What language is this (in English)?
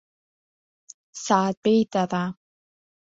Abkhazian